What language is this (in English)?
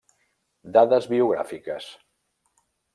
Catalan